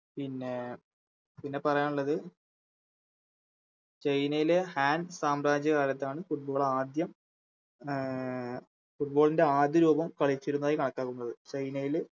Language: Malayalam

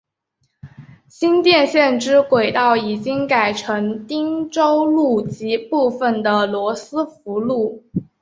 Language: Chinese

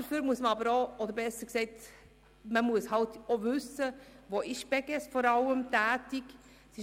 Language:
Swiss German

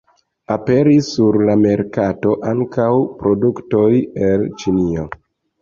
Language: Esperanto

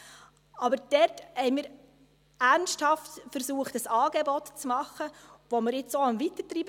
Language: Swiss German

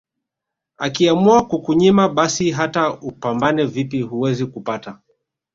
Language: Swahili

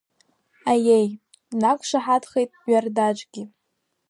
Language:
Abkhazian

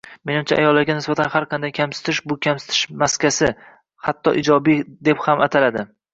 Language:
Uzbek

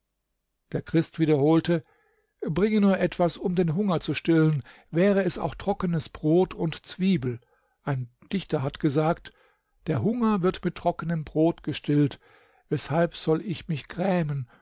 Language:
German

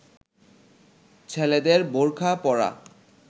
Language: Bangla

